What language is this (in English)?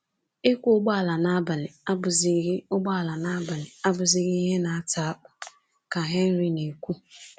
Igbo